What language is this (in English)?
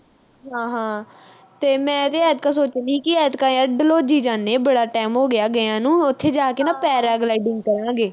Punjabi